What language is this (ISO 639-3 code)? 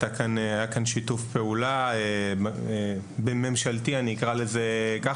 heb